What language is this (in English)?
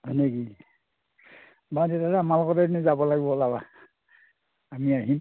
Assamese